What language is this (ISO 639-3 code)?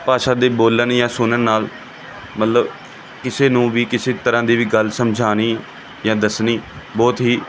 pan